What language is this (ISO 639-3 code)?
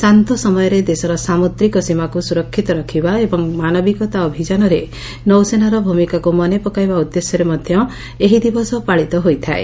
ori